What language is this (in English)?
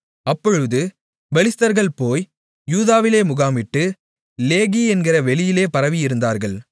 Tamil